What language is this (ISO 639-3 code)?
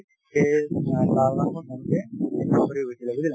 asm